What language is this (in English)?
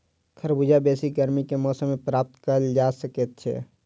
Maithili